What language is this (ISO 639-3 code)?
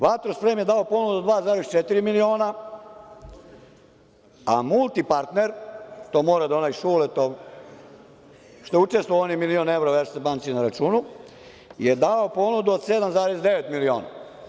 srp